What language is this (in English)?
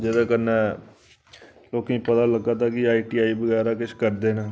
Dogri